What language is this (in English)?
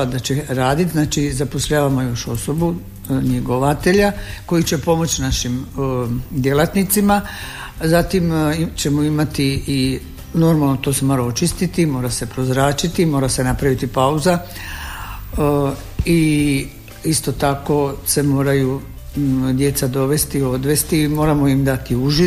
Croatian